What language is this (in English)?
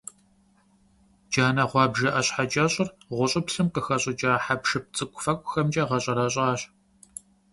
Kabardian